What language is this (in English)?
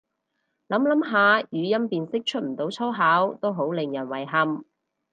Cantonese